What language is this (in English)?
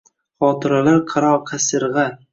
Uzbek